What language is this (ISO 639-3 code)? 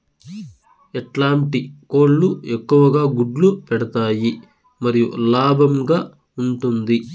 tel